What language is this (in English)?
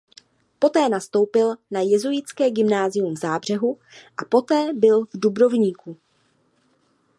Czech